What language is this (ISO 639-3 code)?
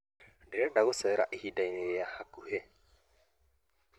kik